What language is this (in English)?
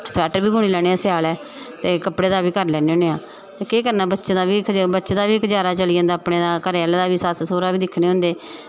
Dogri